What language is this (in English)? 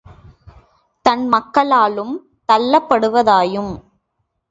Tamil